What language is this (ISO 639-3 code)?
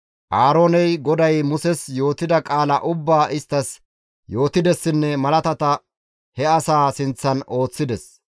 gmv